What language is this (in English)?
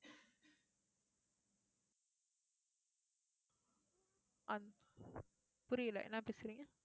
Tamil